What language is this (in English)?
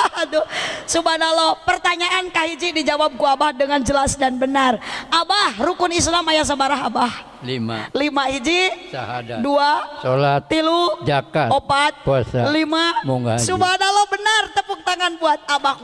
Indonesian